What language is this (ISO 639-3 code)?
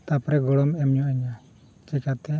sat